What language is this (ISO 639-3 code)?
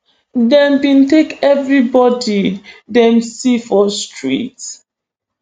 pcm